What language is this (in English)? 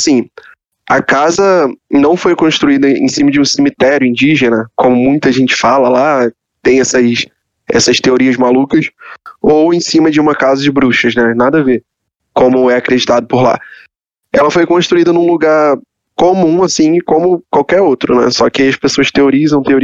Portuguese